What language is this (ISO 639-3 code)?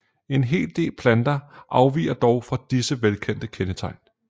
dan